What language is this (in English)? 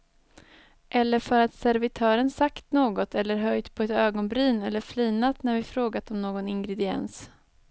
Swedish